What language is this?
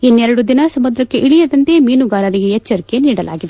Kannada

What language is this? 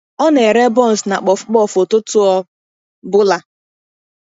Igbo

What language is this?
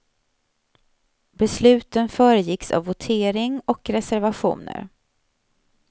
Swedish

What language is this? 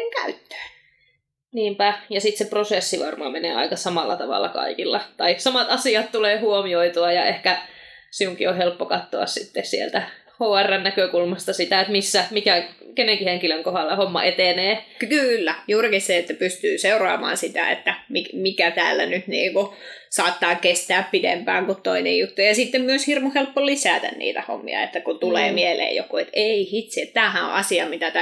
Finnish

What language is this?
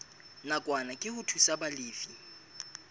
Southern Sotho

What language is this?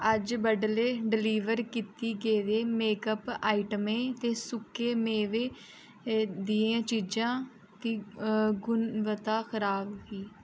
Dogri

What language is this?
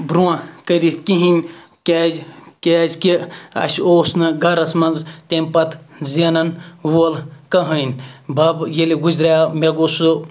Kashmiri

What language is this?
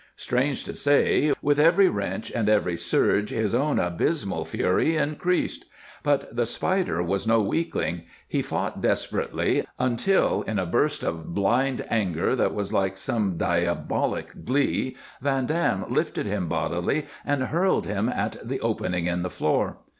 English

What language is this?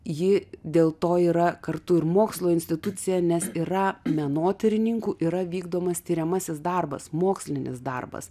Lithuanian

